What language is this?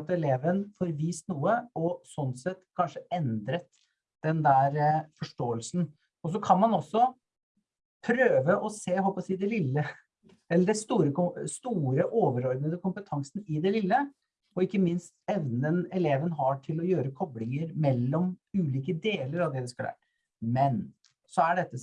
Norwegian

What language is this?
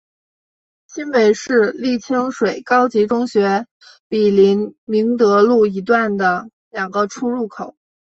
Chinese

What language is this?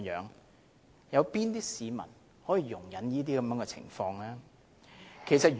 Cantonese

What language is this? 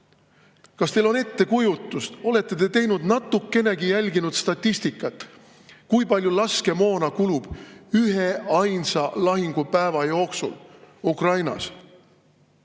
Estonian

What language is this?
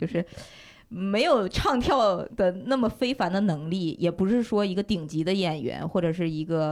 Chinese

